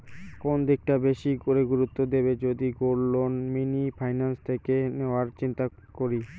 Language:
Bangla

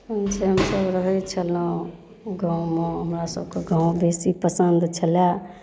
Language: Maithili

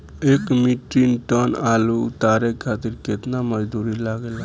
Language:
Bhojpuri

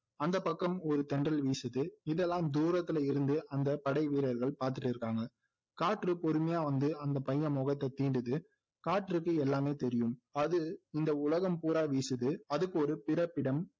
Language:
Tamil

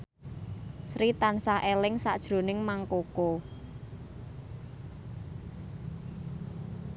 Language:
Javanese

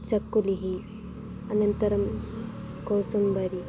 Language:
Sanskrit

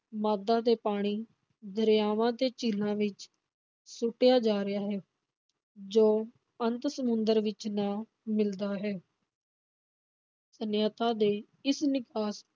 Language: Punjabi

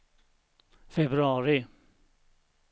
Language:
Swedish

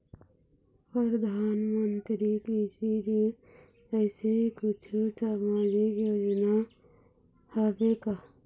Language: Chhattisgarhi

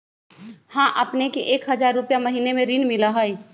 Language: Magahi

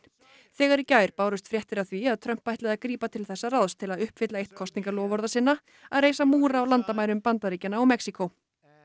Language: Icelandic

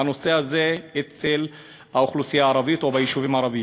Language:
Hebrew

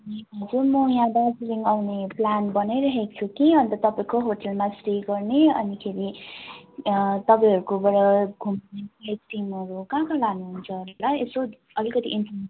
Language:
Nepali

